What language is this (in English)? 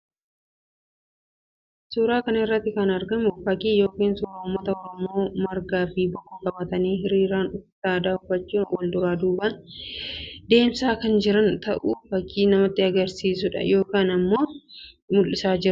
Oromo